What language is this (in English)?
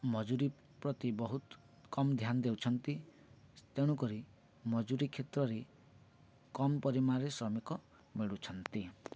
Odia